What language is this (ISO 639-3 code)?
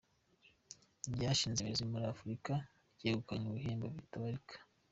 kin